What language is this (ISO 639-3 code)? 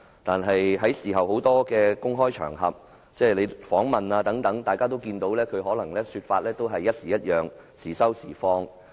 yue